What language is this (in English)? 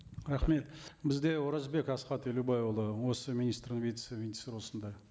Kazakh